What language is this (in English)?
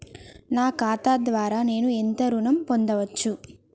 Telugu